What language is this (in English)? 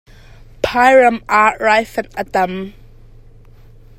Hakha Chin